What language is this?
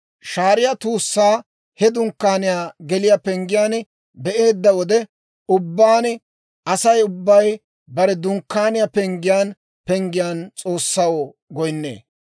Dawro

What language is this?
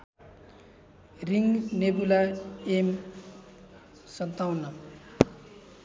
Nepali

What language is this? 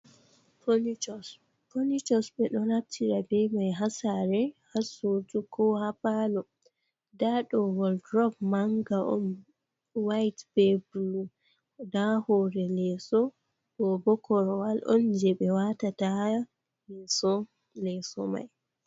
Fula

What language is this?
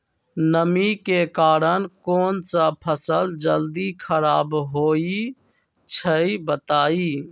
Magahi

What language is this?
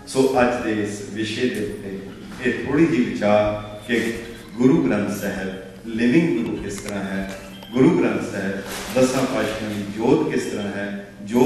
Punjabi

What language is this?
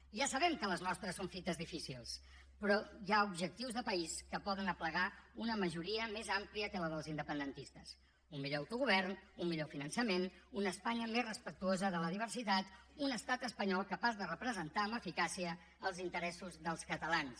Catalan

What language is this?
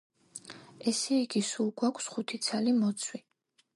Georgian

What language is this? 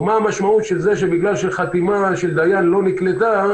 Hebrew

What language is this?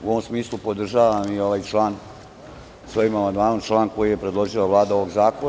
Serbian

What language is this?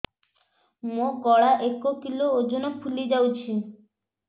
Odia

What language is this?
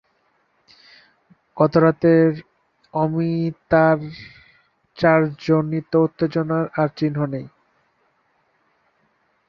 Bangla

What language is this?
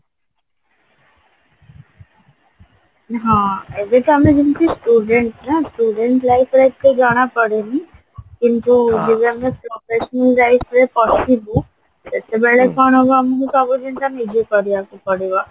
Odia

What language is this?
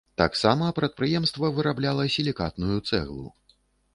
Belarusian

